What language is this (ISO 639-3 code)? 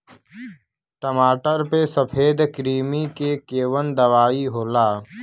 bho